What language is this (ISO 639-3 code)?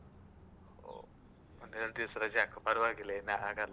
kan